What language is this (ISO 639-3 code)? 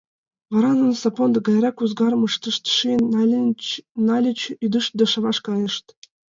chm